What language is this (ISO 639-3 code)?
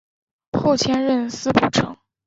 zho